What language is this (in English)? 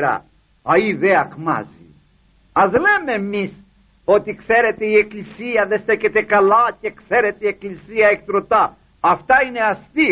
Greek